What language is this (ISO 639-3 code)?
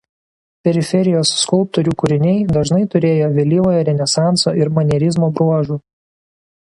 lit